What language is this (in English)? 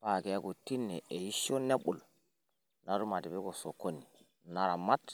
Masai